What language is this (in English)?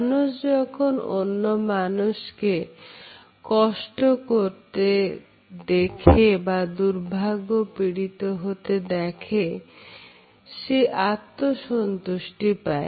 Bangla